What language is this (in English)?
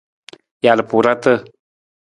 Nawdm